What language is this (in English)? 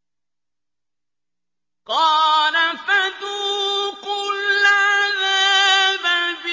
Arabic